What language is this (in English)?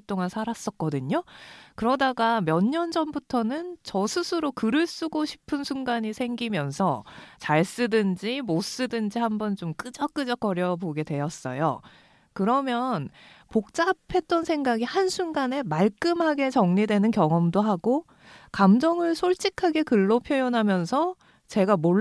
Korean